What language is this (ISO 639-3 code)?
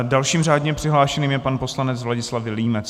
ces